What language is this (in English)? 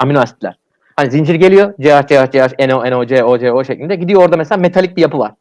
Turkish